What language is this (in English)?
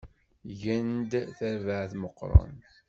Kabyle